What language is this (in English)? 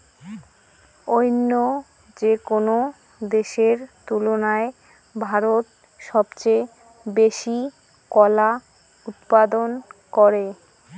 Bangla